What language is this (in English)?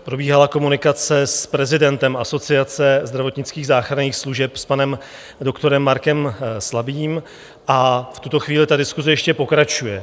Czech